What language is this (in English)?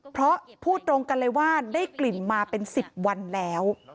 Thai